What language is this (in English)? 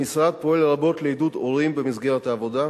Hebrew